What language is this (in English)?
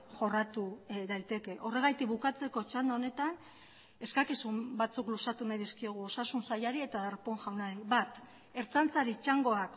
Basque